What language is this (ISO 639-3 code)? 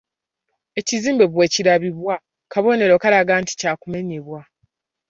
lug